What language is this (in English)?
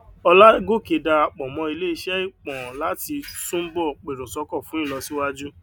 Yoruba